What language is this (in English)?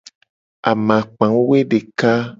Gen